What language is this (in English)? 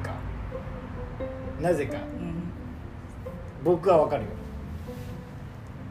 Japanese